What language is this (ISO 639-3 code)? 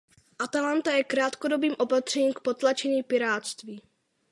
ces